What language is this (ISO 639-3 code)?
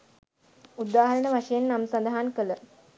sin